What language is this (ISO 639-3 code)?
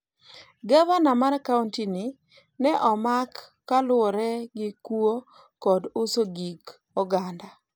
luo